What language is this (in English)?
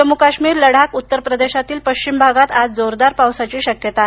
Marathi